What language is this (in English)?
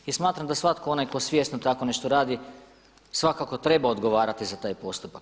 Croatian